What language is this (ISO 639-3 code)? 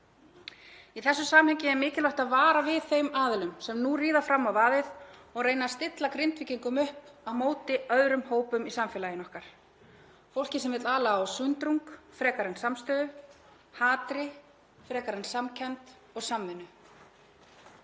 isl